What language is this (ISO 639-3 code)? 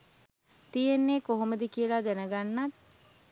sin